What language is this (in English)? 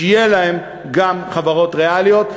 Hebrew